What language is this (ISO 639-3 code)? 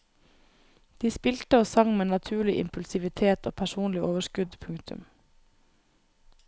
nor